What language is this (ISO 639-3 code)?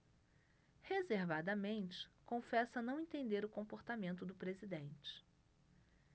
por